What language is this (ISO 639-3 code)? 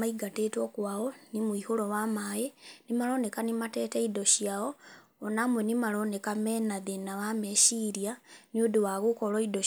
kik